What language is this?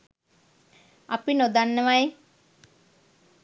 Sinhala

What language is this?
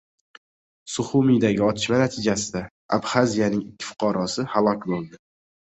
Uzbek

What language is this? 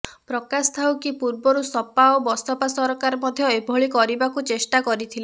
Odia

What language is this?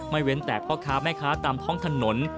Thai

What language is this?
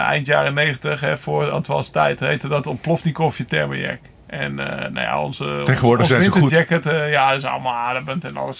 Dutch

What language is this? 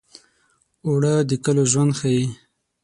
Pashto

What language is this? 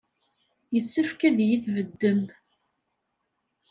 Kabyle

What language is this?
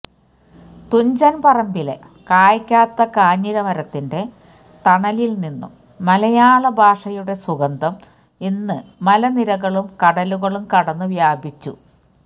Malayalam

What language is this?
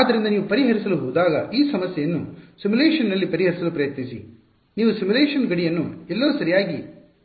Kannada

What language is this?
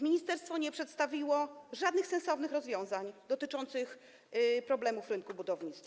Polish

